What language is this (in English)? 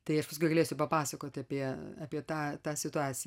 Lithuanian